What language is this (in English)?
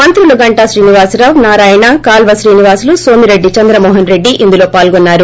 Telugu